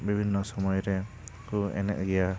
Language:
Santali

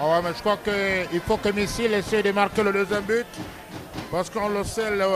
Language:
French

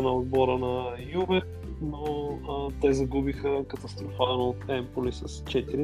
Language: Bulgarian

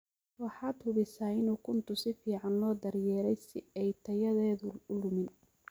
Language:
Somali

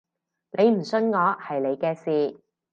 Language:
Cantonese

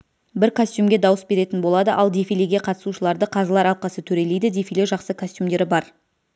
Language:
Kazakh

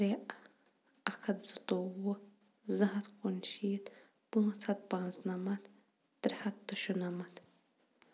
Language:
Kashmiri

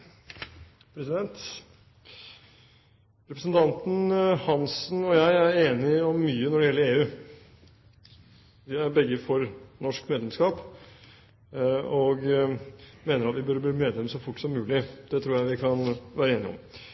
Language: Norwegian Bokmål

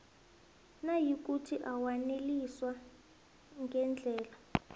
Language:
South Ndebele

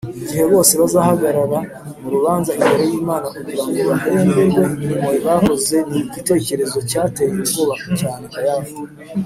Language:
Kinyarwanda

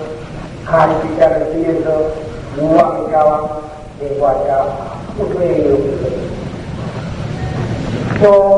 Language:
Korean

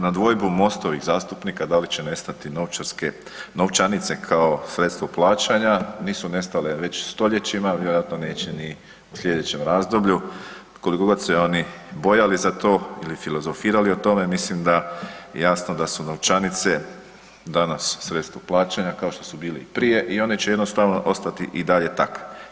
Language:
Croatian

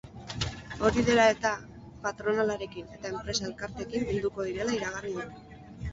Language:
Basque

